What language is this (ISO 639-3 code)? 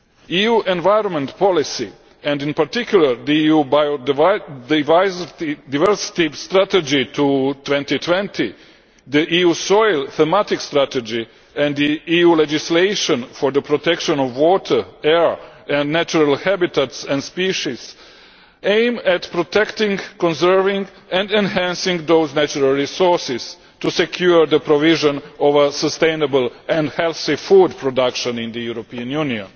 eng